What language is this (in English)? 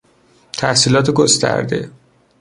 Persian